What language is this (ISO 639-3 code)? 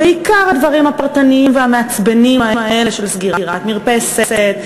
heb